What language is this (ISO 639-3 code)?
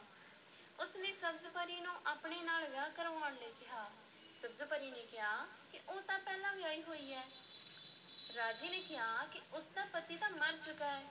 pan